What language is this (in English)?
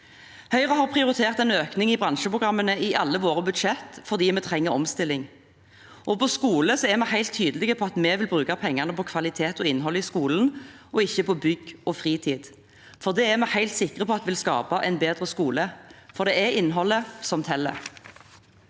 Norwegian